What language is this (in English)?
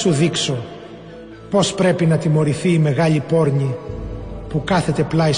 Greek